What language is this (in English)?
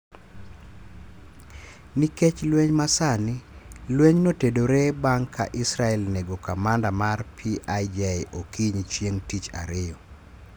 Luo (Kenya and Tanzania)